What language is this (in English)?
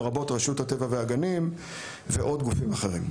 Hebrew